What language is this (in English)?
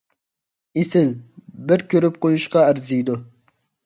Uyghur